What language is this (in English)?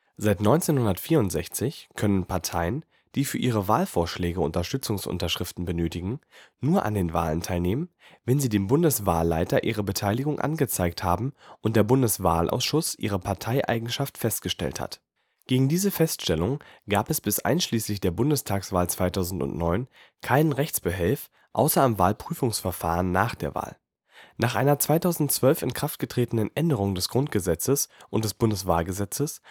German